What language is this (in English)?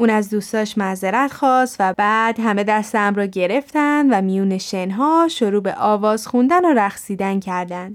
Persian